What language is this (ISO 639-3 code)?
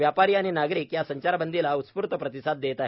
mar